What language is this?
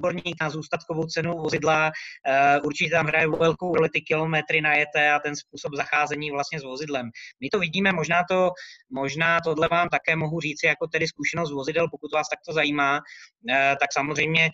Czech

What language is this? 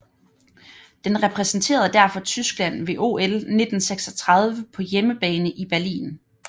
Danish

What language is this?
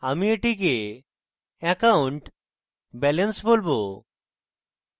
Bangla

